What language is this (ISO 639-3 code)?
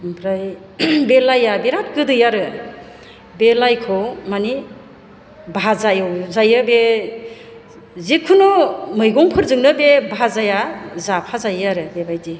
brx